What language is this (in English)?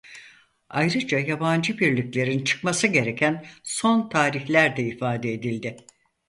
Turkish